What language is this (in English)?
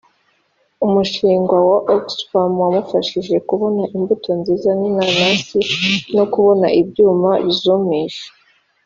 Kinyarwanda